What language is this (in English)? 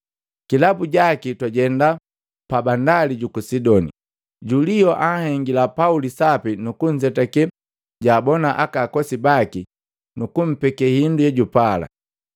Matengo